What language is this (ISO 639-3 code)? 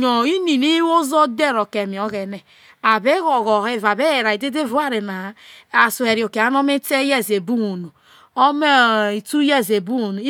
iso